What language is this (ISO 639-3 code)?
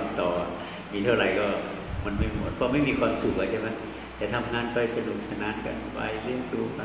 tha